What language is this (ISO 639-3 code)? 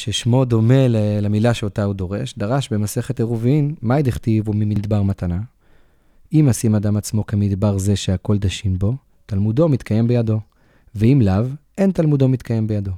heb